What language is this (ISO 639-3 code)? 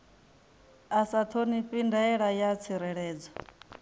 ven